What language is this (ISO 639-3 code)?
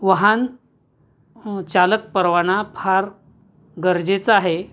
mar